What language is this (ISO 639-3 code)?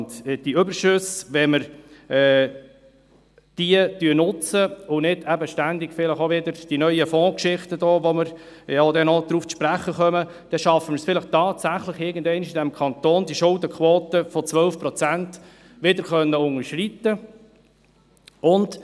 gsw